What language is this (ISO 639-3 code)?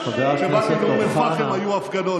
heb